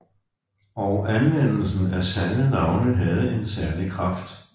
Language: Danish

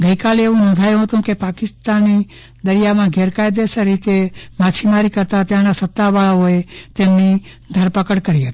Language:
Gujarati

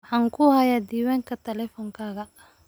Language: Somali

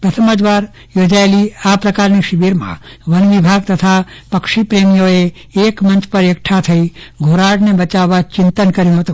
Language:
Gujarati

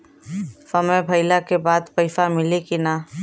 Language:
Bhojpuri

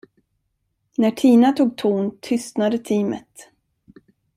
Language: Swedish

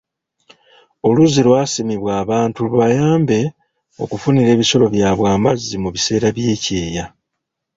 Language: Ganda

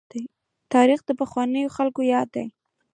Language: Pashto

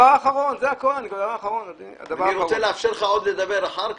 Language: Hebrew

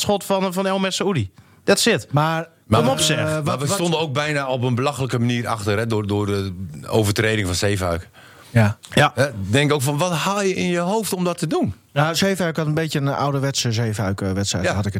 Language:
Dutch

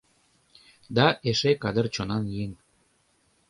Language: Mari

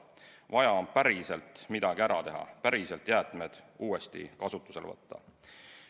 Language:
Estonian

